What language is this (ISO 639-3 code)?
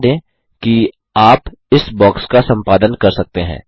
hin